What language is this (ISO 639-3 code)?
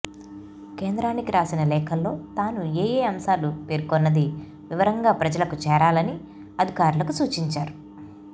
tel